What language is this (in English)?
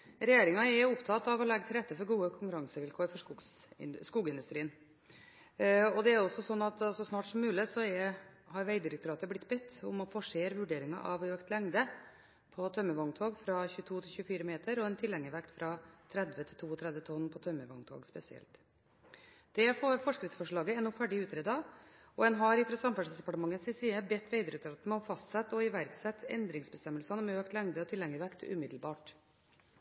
Norwegian Bokmål